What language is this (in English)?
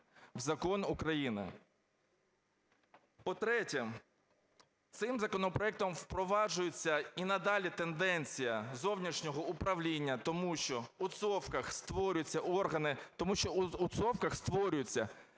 Ukrainian